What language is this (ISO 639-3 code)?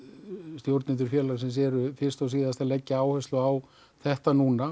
isl